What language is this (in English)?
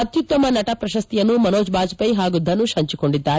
Kannada